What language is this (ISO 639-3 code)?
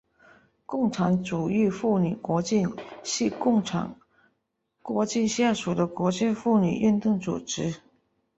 zho